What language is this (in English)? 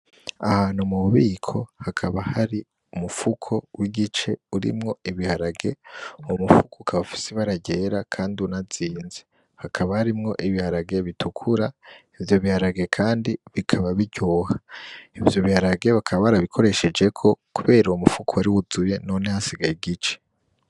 Rundi